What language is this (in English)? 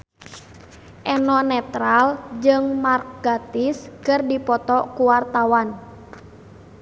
Sundanese